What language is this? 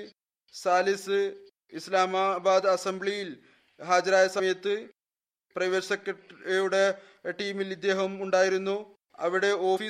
Malayalam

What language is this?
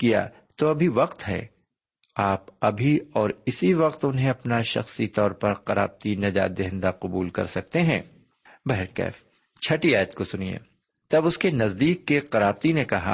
Urdu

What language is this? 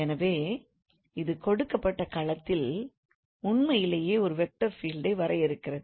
Tamil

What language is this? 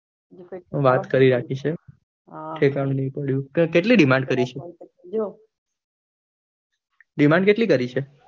Gujarati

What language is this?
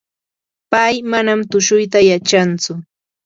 Yanahuanca Pasco Quechua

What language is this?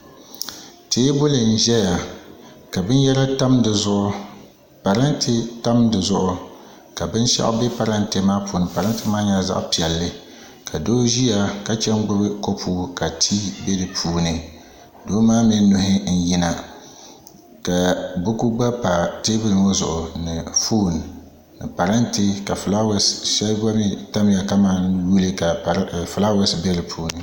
Dagbani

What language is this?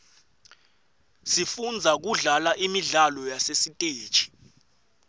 Swati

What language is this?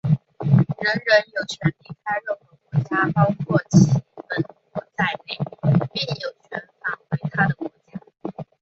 Chinese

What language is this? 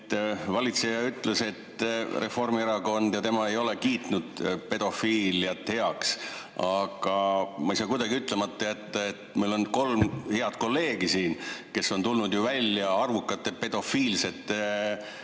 Estonian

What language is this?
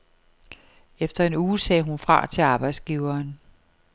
Danish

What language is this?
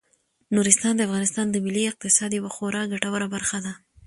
Pashto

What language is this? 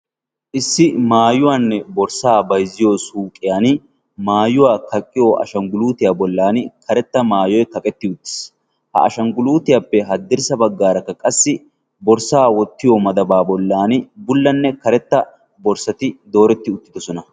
Wolaytta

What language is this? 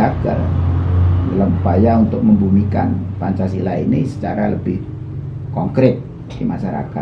Indonesian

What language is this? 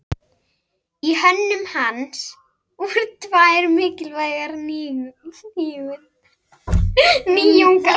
Icelandic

